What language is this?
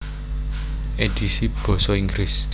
Javanese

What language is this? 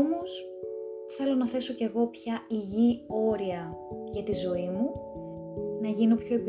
Greek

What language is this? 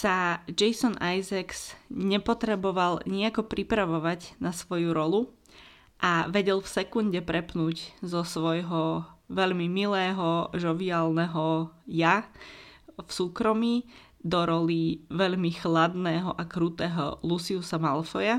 Slovak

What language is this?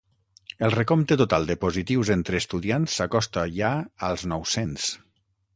Catalan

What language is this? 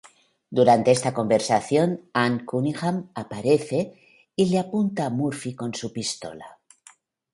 Spanish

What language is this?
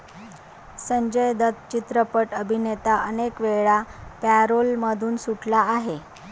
Marathi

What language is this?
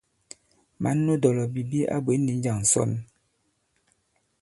Bankon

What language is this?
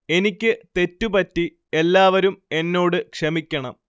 Malayalam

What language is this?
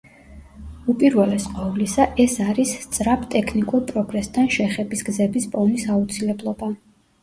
Georgian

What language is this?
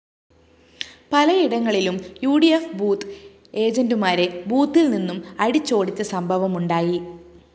Malayalam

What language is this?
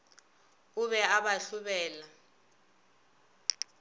Northern Sotho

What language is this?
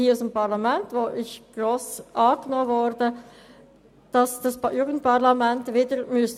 Swiss German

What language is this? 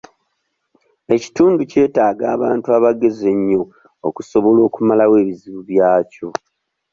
Ganda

